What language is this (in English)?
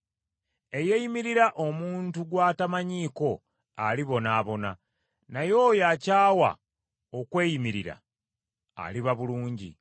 Ganda